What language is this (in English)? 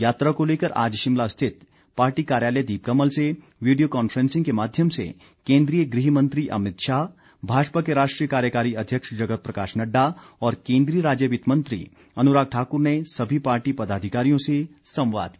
Hindi